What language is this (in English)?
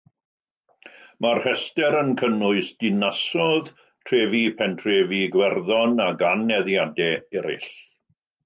Welsh